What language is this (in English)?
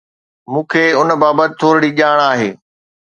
Sindhi